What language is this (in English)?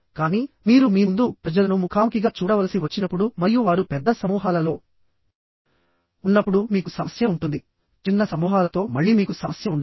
Telugu